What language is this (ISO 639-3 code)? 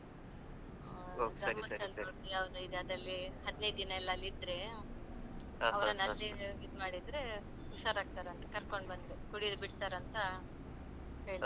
kan